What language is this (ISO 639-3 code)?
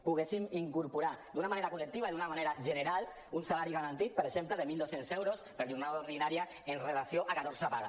cat